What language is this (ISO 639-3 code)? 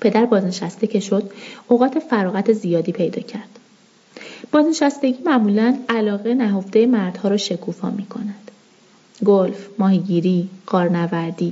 fas